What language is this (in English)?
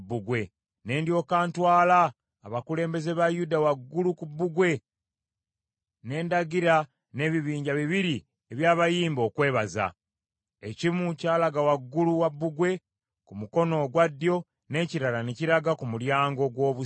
Ganda